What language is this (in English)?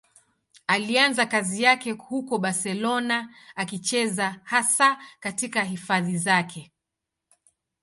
Swahili